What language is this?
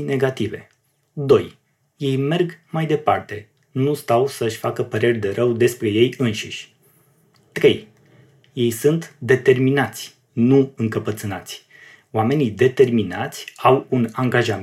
Romanian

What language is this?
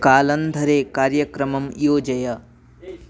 Sanskrit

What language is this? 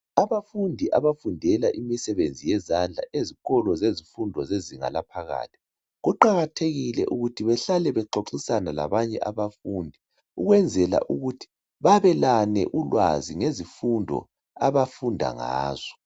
North Ndebele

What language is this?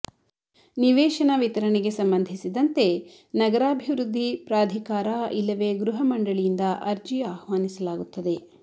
Kannada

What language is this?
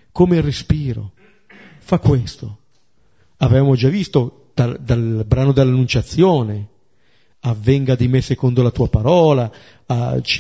Italian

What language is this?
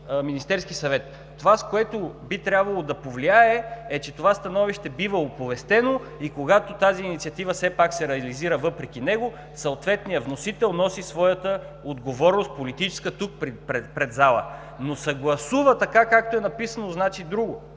Bulgarian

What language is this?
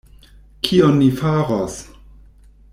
Esperanto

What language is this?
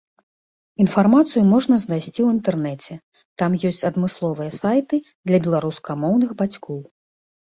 Belarusian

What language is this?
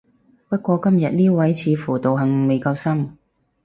Cantonese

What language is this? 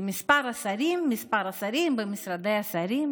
Hebrew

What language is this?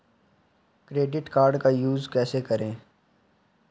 Hindi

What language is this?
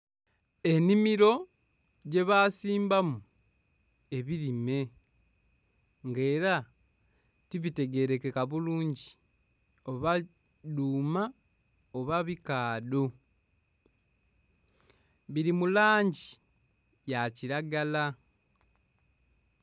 Soga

